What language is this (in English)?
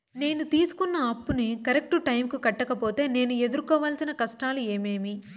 Telugu